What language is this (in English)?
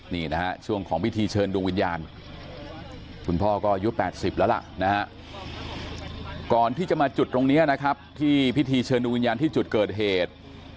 Thai